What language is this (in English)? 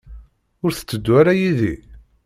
Kabyle